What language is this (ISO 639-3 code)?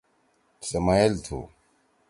trw